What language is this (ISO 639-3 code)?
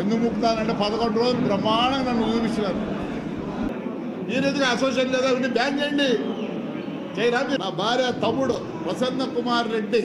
tur